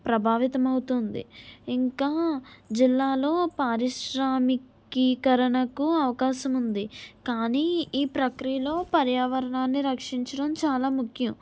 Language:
Telugu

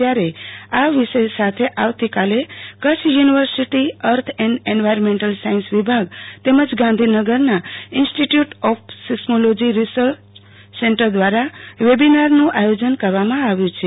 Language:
Gujarati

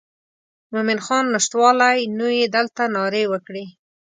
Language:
Pashto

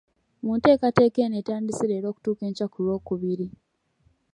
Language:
Ganda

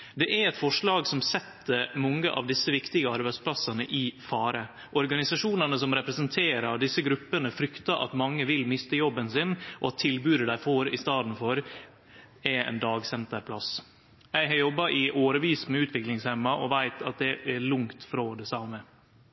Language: Norwegian Nynorsk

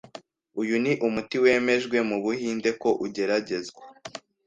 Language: Kinyarwanda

